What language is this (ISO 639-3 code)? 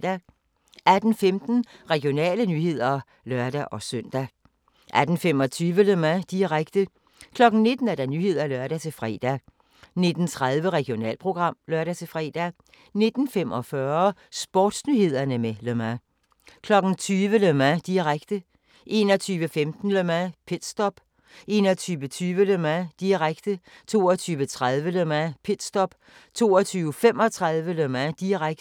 dan